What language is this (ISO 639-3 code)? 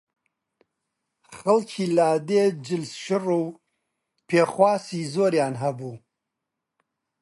ckb